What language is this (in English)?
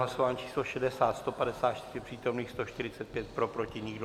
Czech